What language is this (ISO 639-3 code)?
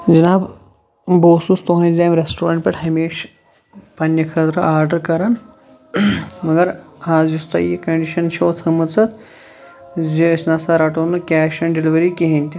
kas